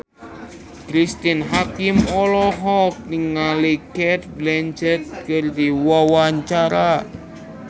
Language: Sundanese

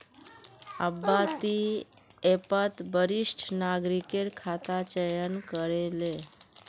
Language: Magahi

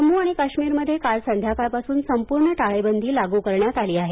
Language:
Marathi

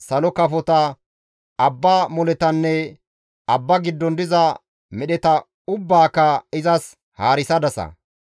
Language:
Gamo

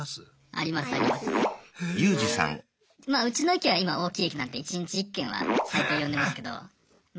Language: Japanese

